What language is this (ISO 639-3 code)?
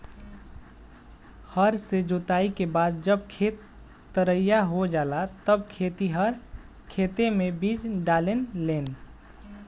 bho